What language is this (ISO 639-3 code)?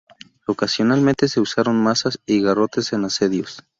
spa